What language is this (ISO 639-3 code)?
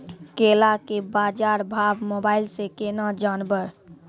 mai